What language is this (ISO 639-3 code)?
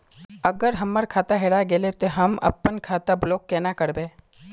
mag